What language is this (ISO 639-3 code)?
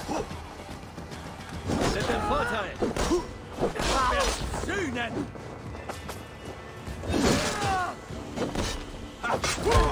deu